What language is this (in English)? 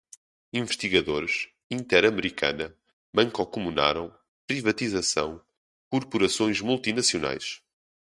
Portuguese